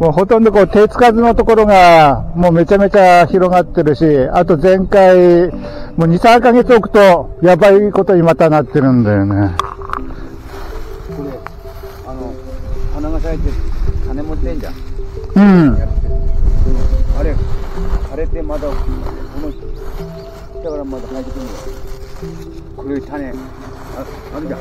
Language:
Japanese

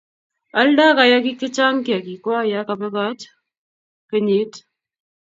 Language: Kalenjin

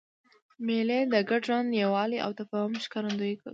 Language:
Pashto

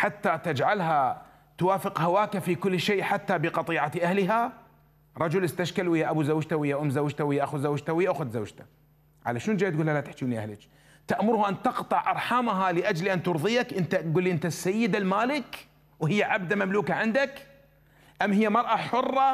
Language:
Arabic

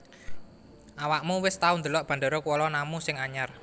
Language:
Javanese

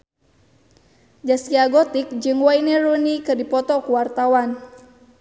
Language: Sundanese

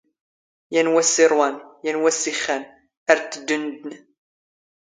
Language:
Standard Moroccan Tamazight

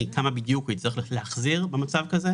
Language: Hebrew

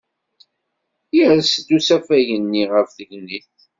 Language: Kabyle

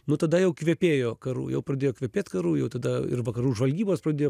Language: Lithuanian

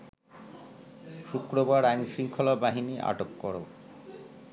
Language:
Bangla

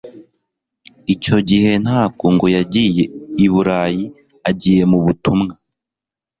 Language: Kinyarwanda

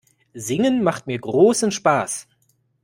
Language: German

